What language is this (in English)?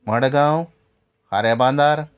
Konkani